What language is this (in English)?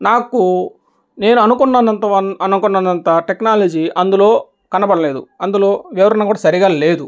Telugu